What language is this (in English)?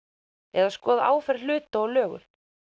Icelandic